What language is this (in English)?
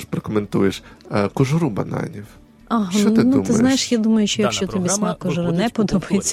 Ukrainian